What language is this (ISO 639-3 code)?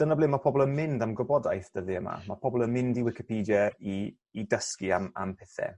cym